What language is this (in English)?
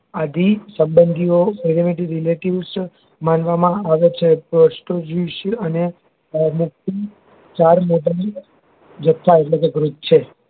Gujarati